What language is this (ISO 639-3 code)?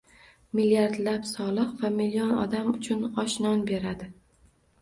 uzb